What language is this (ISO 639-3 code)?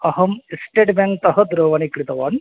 san